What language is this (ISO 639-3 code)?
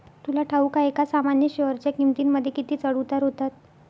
mar